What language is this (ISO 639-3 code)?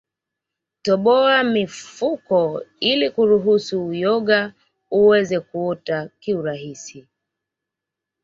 swa